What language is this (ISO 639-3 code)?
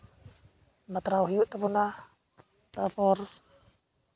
sat